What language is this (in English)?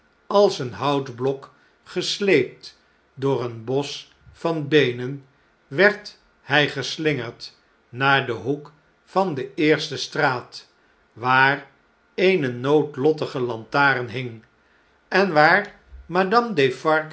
Dutch